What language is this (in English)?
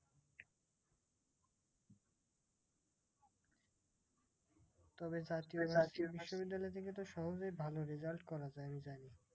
Bangla